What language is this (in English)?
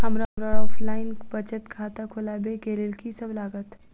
Maithili